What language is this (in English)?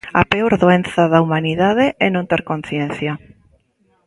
Galician